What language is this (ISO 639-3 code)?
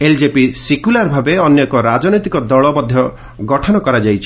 ori